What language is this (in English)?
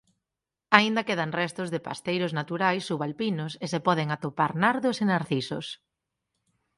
Galician